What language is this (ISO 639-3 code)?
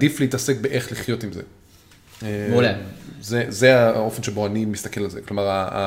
heb